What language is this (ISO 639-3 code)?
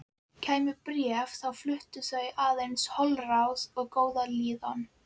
isl